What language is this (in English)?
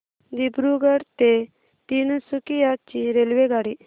Marathi